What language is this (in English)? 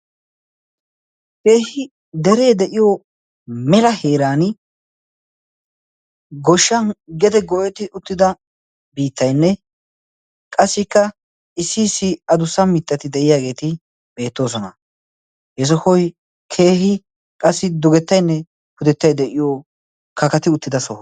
Wolaytta